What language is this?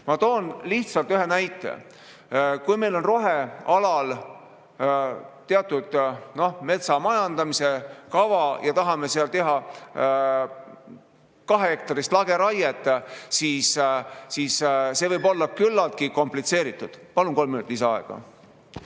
Estonian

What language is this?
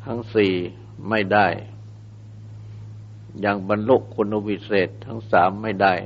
Thai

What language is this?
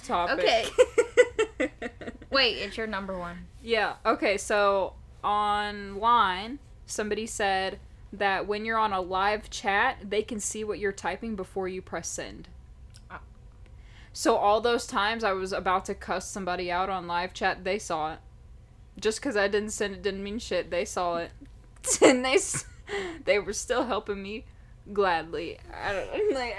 English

